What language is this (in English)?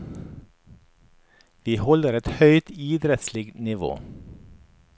Norwegian